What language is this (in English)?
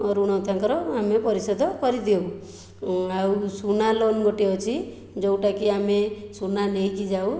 Odia